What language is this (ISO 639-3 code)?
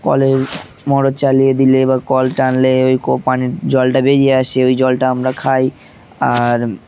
ben